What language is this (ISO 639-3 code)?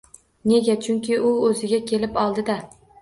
uzb